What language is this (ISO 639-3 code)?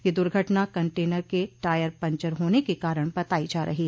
hin